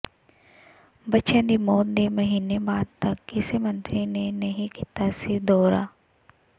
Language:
Punjabi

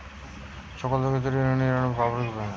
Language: Bangla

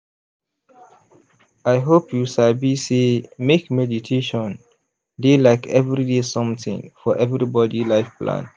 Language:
Nigerian Pidgin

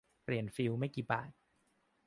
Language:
Thai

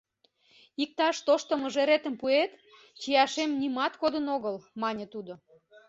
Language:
Mari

